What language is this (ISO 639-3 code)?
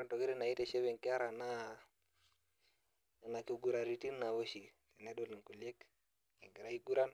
mas